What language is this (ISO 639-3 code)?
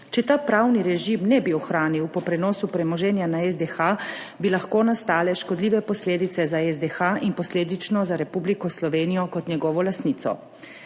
slv